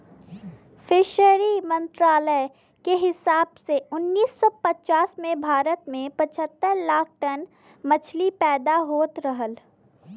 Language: Bhojpuri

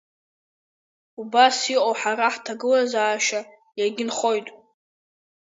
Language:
Abkhazian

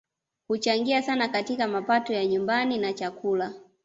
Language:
Swahili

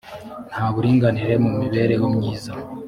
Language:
Kinyarwanda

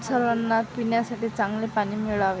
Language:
Marathi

